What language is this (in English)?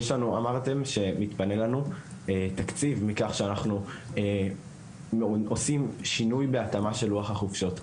Hebrew